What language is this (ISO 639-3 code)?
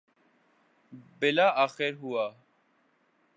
urd